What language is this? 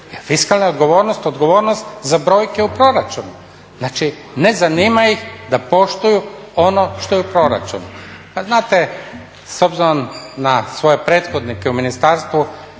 Croatian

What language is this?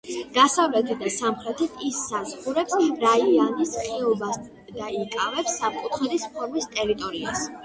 Georgian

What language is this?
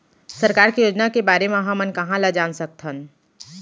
Chhattisgarhi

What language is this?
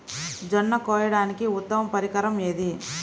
Telugu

